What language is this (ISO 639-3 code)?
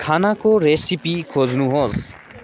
nep